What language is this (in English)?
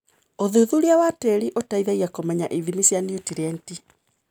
Kikuyu